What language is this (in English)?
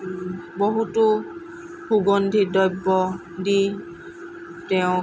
Assamese